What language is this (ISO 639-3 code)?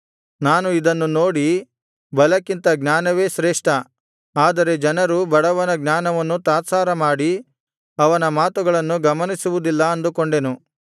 kan